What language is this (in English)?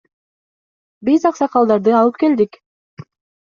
Kyrgyz